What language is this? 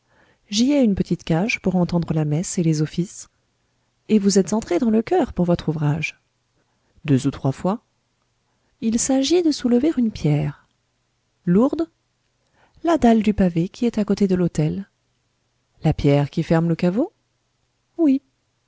French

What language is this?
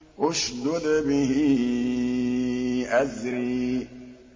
Arabic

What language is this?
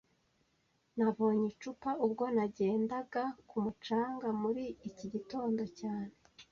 Kinyarwanda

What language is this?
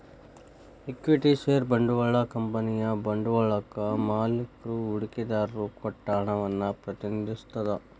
Kannada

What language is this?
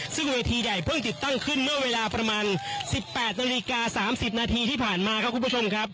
Thai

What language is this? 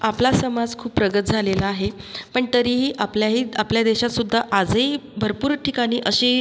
Marathi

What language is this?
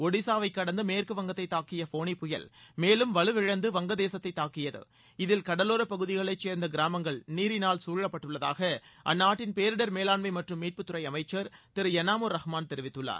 Tamil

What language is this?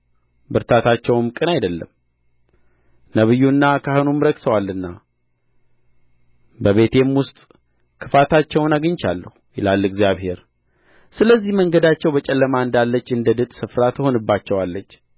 Amharic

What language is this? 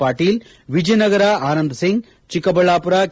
Kannada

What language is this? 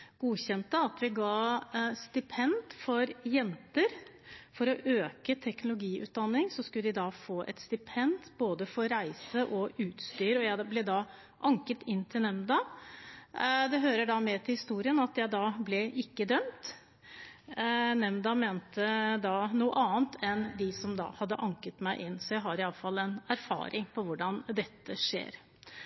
Norwegian Bokmål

